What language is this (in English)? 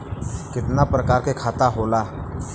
Bhojpuri